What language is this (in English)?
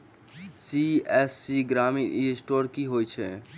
Maithili